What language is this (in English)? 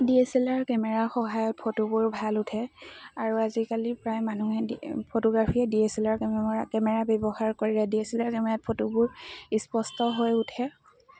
Assamese